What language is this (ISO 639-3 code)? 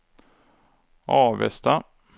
swe